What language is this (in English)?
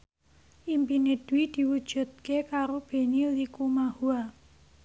Javanese